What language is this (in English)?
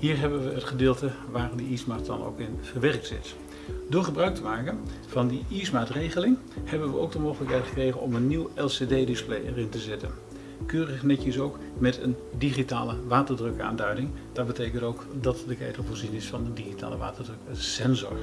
Dutch